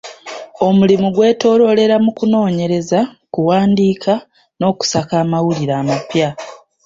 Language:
Ganda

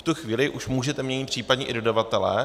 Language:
Czech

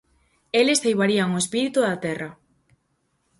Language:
Galician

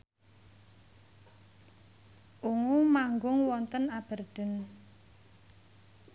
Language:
Javanese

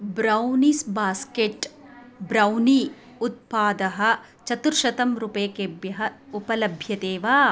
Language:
Sanskrit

